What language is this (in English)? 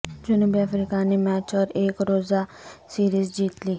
Urdu